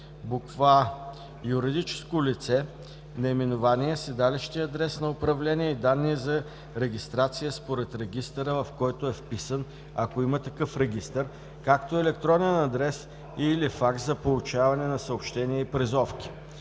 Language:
Bulgarian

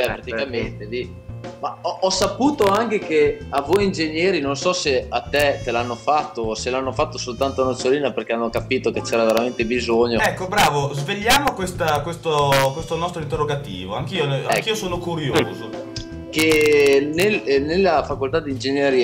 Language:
Italian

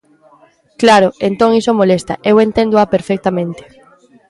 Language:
Galician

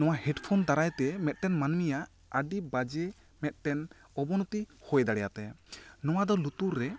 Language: Santali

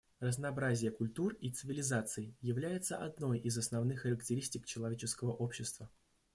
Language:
Russian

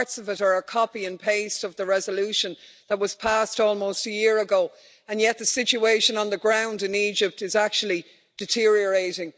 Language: English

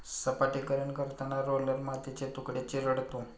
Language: Marathi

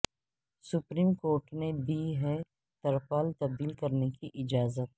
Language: Urdu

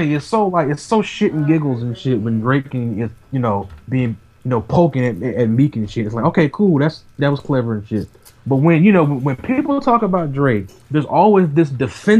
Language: English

